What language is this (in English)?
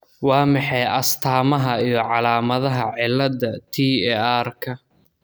Somali